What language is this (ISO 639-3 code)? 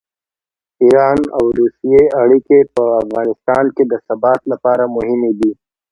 pus